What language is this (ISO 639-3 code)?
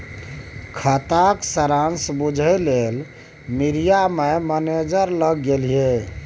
mai